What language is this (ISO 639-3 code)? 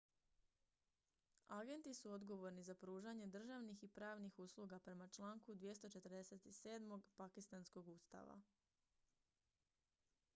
hrv